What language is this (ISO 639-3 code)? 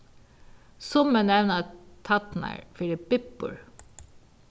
fao